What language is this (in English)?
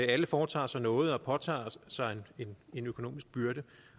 Danish